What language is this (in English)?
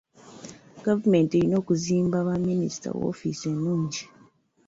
Ganda